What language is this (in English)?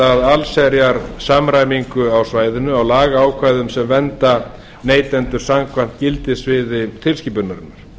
Icelandic